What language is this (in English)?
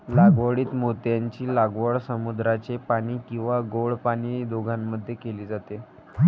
Marathi